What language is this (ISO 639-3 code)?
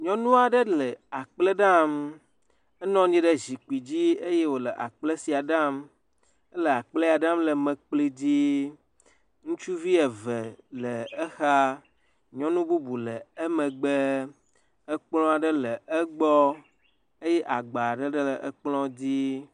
ewe